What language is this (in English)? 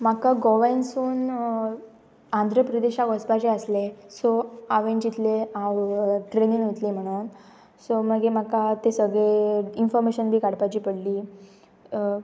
Konkani